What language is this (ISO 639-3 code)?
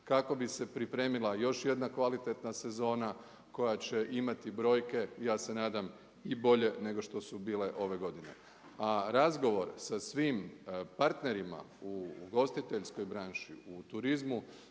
hrv